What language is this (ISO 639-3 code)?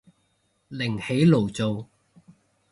yue